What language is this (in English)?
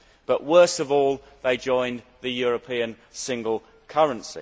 English